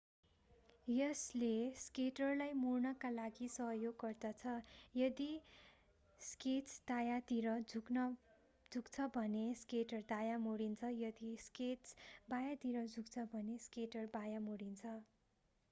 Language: Nepali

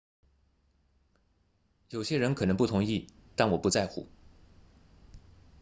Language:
Chinese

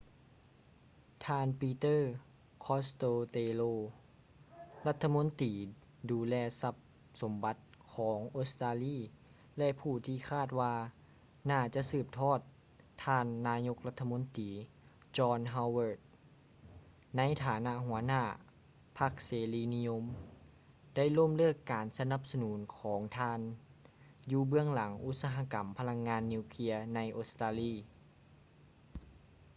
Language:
Lao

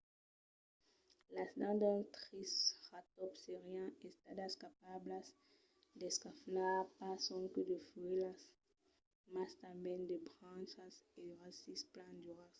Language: Occitan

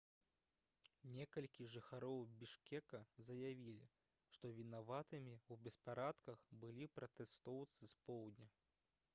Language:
Belarusian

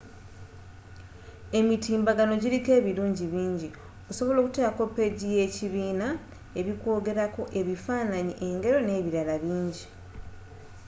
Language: Ganda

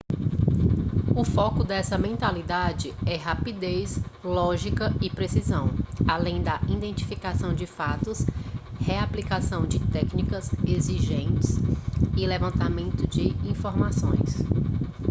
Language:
Portuguese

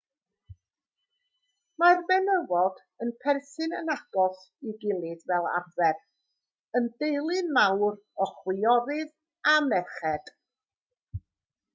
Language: Welsh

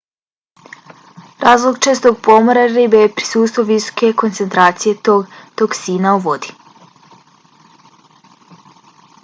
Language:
Bosnian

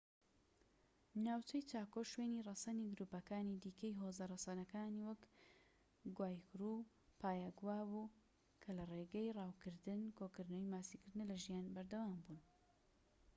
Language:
Central Kurdish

